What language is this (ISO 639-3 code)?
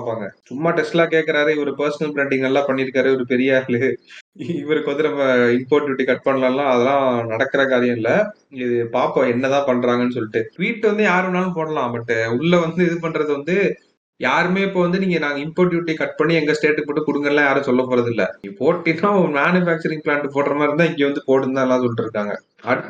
tam